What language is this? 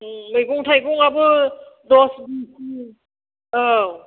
Bodo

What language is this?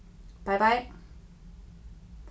Faroese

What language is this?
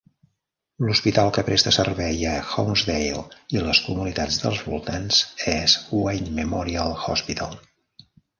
Catalan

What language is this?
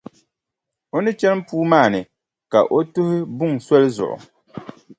Dagbani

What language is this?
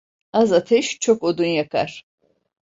Turkish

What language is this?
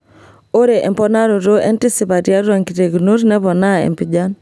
Masai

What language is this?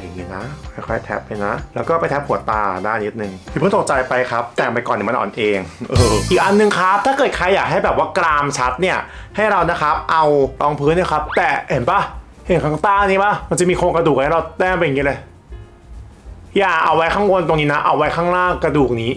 Thai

